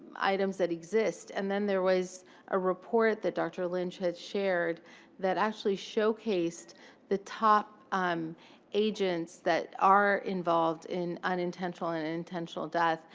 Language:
English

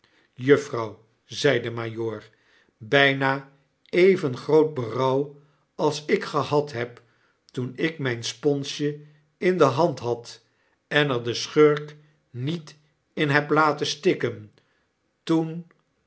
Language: Dutch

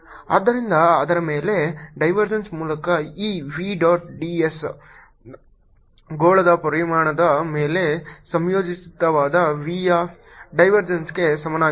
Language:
Kannada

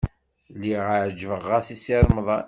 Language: Kabyle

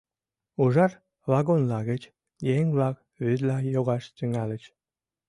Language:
Mari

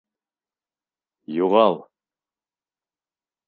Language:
Bashkir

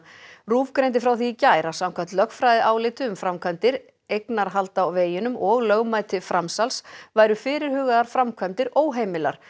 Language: Icelandic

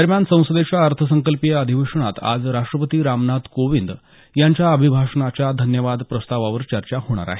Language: Marathi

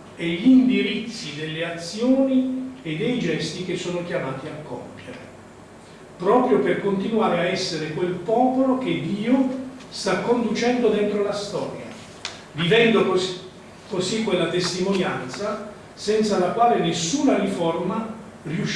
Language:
Italian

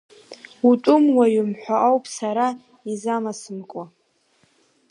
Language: Abkhazian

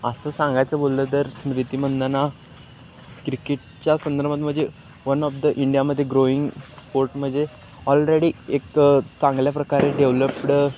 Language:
Marathi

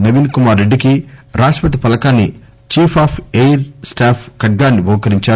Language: Telugu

